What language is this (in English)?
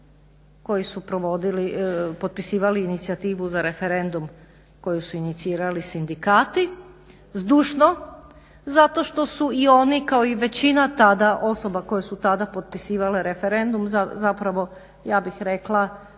Croatian